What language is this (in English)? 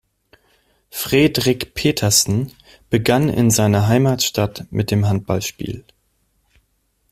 German